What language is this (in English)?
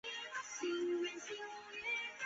Chinese